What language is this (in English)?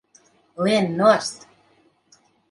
Latvian